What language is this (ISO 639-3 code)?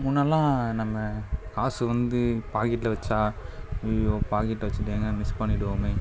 tam